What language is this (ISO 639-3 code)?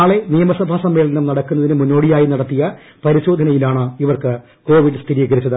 mal